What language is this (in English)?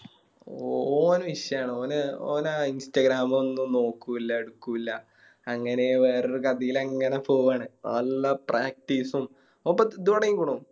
Malayalam